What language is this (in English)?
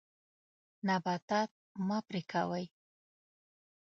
Pashto